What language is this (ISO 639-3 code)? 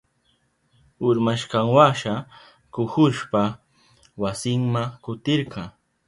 qup